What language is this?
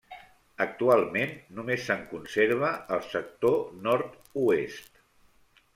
Catalan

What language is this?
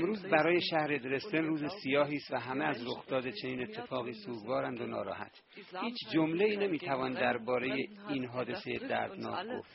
Persian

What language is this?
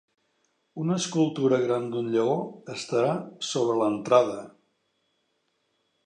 Catalan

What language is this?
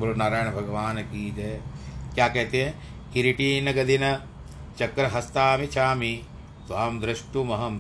Hindi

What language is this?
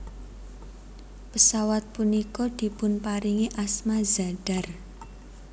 Javanese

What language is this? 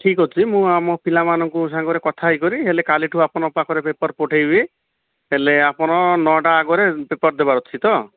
Odia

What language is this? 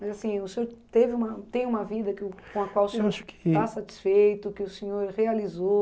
Portuguese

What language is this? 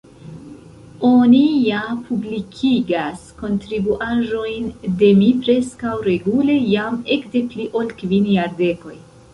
Esperanto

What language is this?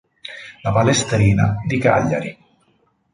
Italian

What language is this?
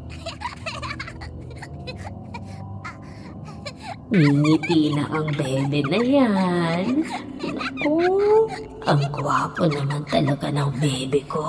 Filipino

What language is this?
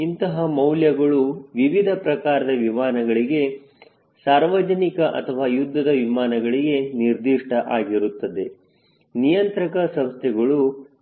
Kannada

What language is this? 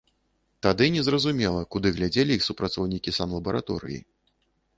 Belarusian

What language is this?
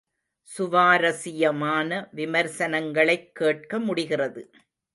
Tamil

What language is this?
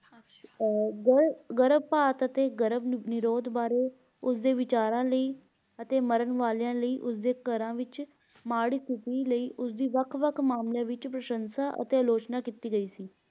Punjabi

